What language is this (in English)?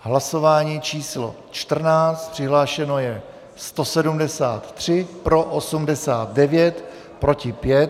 Czech